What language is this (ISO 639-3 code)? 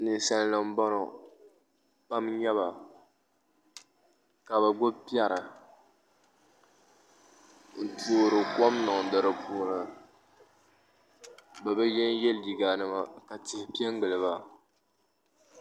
dag